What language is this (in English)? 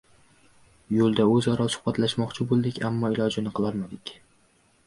Uzbek